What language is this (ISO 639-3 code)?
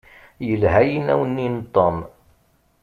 kab